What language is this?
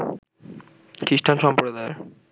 Bangla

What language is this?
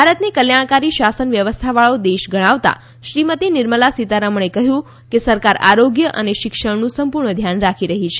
Gujarati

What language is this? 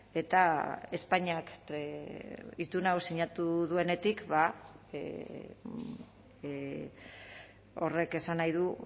Basque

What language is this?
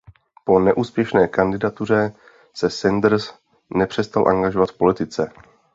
Czech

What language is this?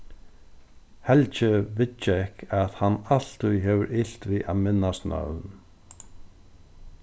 Faroese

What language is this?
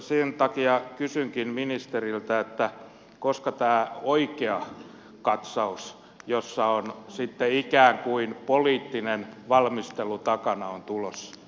Finnish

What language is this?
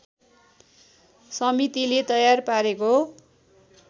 Nepali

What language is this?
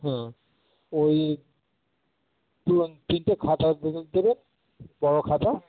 Bangla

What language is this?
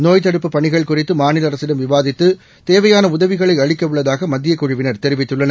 Tamil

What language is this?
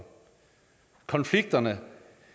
Danish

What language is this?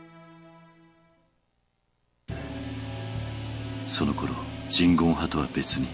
Japanese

